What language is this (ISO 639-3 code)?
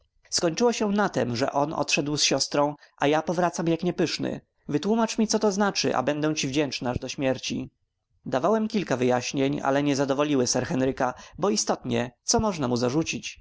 pol